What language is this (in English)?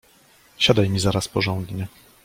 Polish